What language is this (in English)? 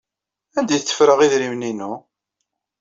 Kabyle